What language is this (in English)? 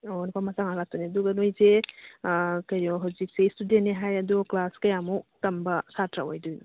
Manipuri